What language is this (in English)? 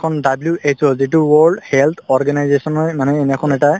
Assamese